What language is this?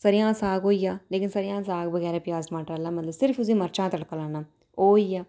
Dogri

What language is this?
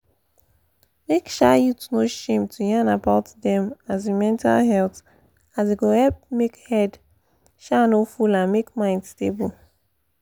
Nigerian Pidgin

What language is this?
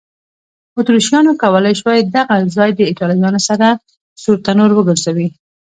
Pashto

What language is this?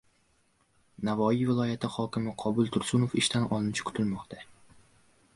Uzbek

